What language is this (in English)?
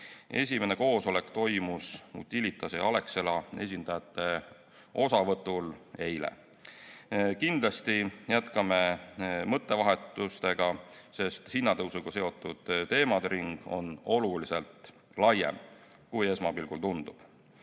Estonian